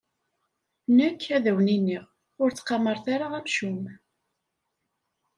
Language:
Kabyle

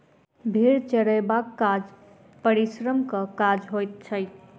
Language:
Maithili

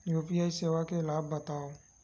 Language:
Chhattisgarhi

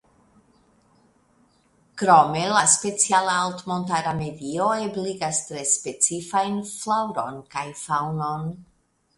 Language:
Esperanto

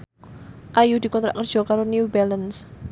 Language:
Javanese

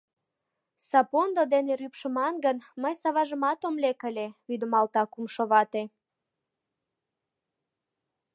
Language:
Mari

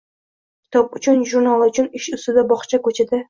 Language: Uzbek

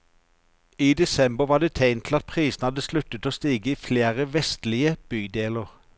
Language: Norwegian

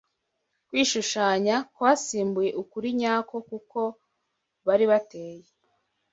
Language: Kinyarwanda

